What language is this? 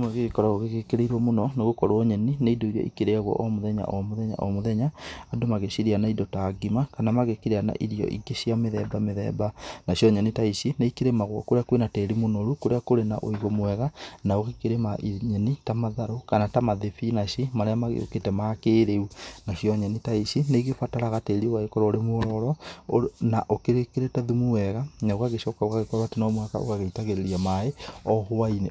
Kikuyu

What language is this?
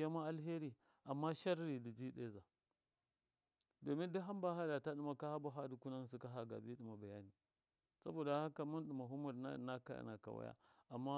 Miya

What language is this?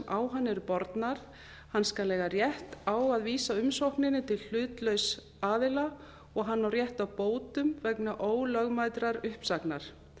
Icelandic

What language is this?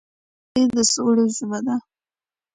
Pashto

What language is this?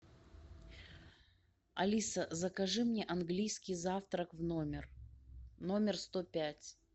Russian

